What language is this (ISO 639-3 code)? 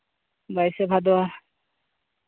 sat